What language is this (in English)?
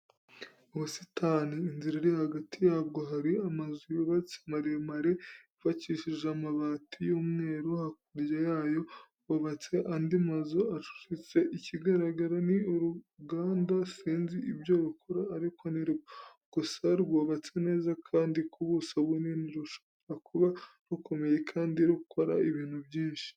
Kinyarwanda